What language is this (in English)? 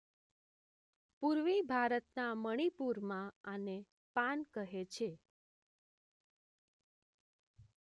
Gujarati